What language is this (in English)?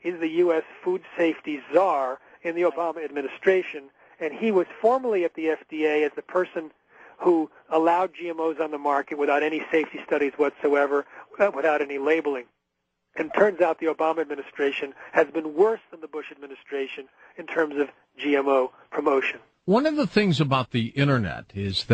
English